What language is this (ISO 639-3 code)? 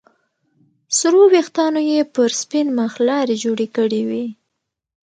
pus